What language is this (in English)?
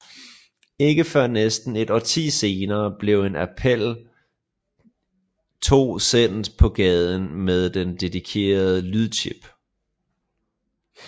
Danish